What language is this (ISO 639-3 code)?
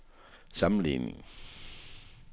dan